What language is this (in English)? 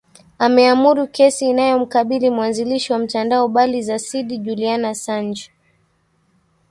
Swahili